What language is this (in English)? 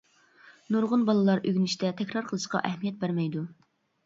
Uyghur